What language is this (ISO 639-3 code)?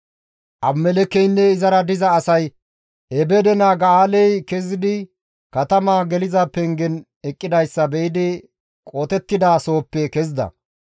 gmv